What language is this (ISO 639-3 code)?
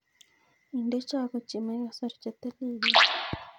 kln